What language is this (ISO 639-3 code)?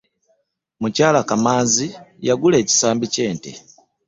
lug